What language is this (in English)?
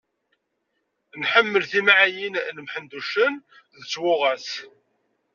Kabyle